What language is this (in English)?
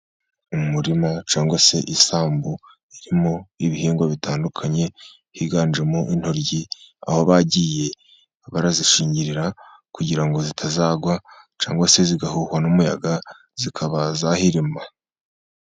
Kinyarwanda